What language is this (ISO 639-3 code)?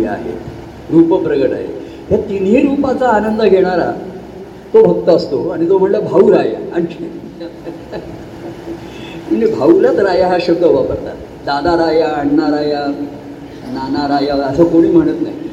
mar